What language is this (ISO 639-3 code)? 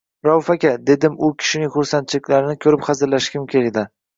uzb